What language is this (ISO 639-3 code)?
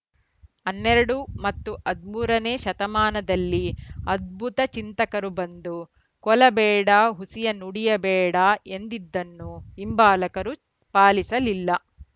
kan